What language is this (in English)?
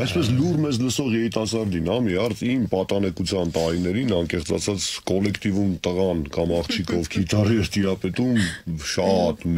Romanian